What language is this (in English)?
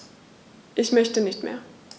German